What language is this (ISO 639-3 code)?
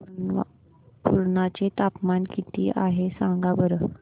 mar